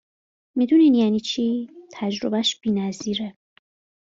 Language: Persian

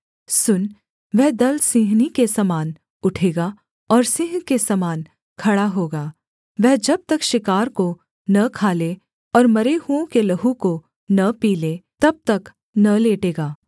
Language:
Hindi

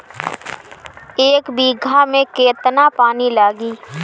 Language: Bhojpuri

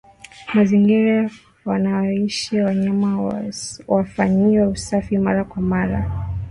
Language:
Swahili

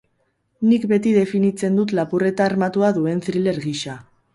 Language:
Basque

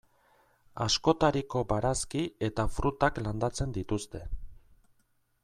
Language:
Basque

